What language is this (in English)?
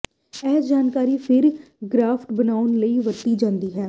Punjabi